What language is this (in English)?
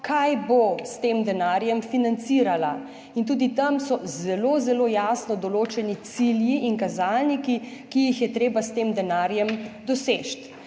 Slovenian